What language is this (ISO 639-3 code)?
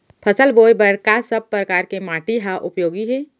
hne